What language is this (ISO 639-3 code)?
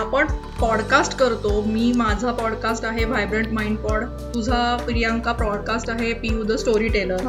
mar